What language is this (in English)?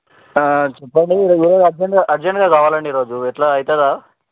Telugu